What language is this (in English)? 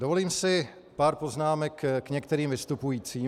Czech